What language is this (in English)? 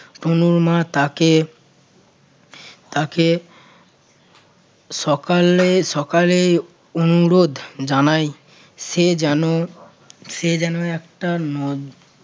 Bangla